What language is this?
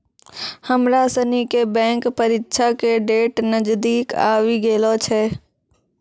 Maithili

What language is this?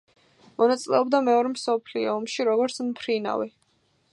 Georgian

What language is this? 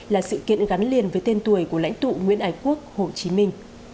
Vietnamese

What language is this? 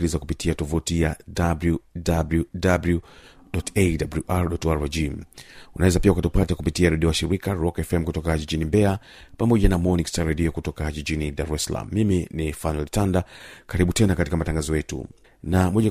Swahili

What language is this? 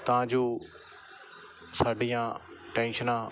Punjabi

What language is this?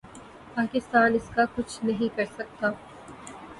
Urdu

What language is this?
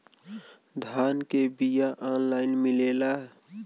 Bhojpuri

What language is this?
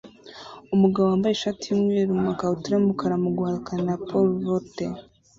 Kinyarwanda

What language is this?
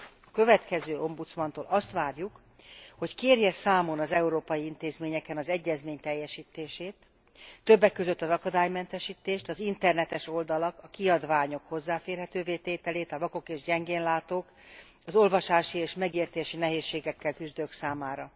Hungarian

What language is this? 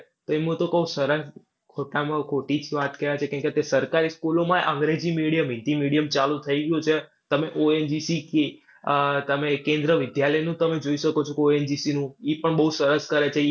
Gujarati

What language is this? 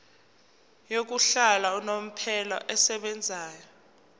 Zulu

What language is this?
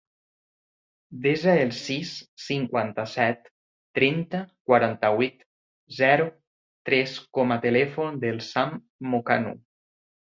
Catalan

